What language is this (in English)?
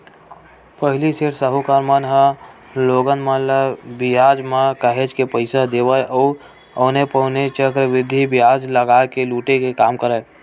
Chhattisgarhi